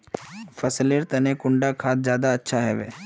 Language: Magahi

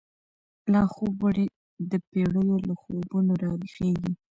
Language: Pashto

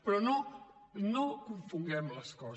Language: Catalan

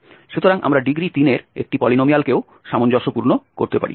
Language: Bangla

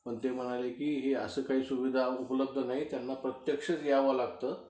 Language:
Marathi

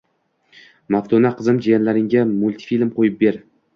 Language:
Uzbek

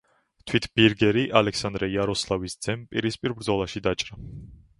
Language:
Georgian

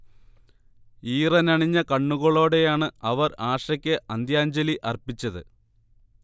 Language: Malayalam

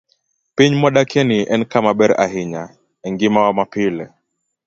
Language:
Luo (Kenya and Tanzania)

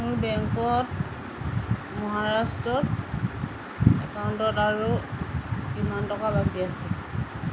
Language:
Assamese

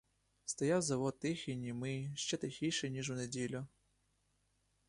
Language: Ukrainian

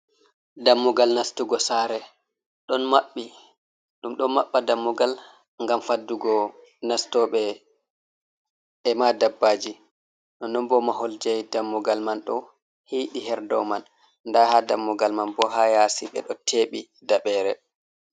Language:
Fula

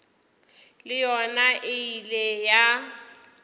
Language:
Northern Sotho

